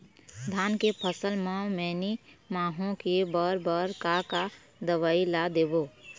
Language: Chhattisgarhi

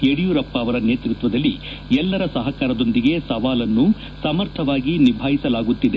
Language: Kannada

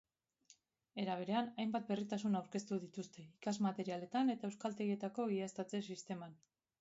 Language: Basque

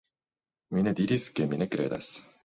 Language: Esperanto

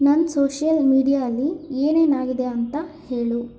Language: Kannada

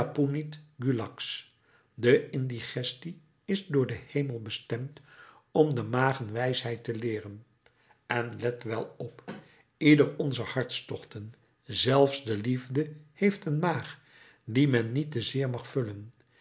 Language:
Dutch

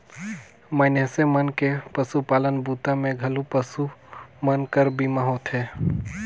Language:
Chhattisgarhi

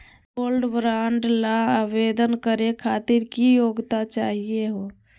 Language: Magahi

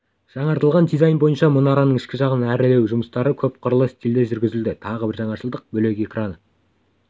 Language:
Kazakh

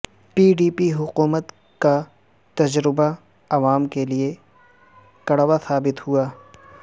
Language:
Urdu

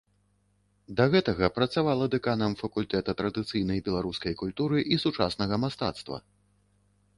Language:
Belarusian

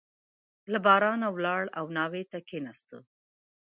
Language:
Pashto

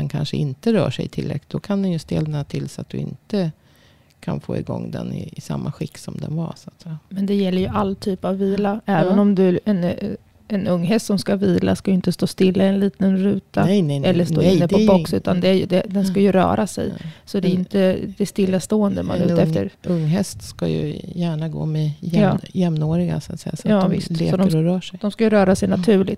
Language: Swedish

